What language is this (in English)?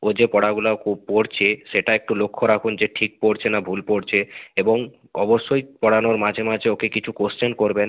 Bangla